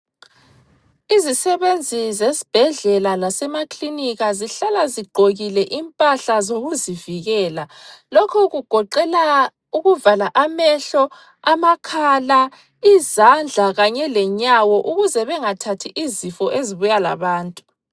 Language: North Ndebele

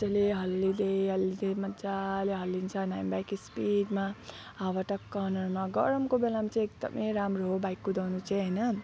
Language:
Nepali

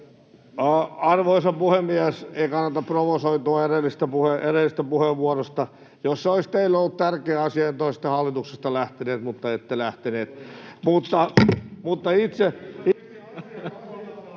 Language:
Finnish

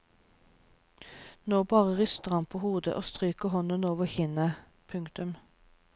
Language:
Norwegian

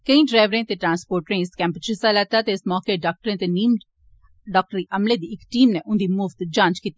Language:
Dogri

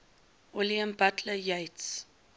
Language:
English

